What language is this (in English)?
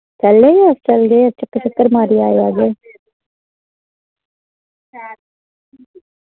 Dogri